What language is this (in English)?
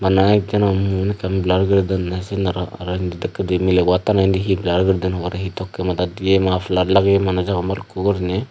Chakma